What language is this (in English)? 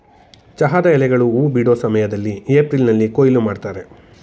Kannada